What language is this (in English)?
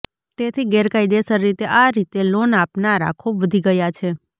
Gujarati